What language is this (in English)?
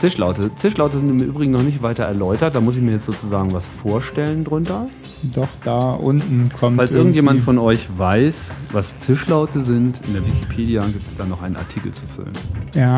German